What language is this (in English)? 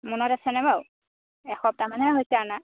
Assamese